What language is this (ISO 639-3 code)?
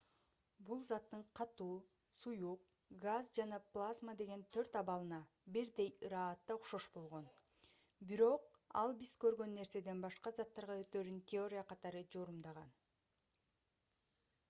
kir